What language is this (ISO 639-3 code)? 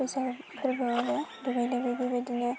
brx